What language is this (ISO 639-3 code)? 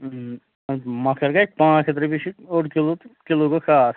kas